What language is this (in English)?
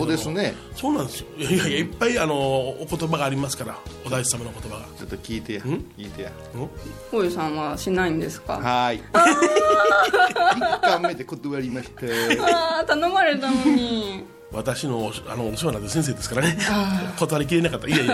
Japanese